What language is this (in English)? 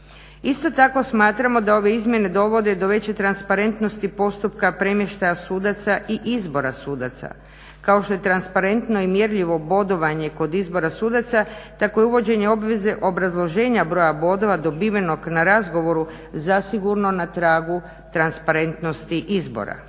Croatian